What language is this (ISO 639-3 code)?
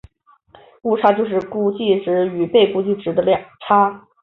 zho